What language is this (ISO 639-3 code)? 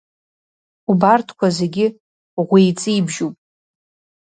abk